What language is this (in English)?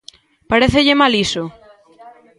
Galician